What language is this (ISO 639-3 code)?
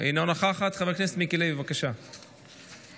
heb